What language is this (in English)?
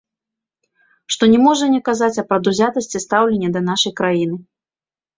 Belarusian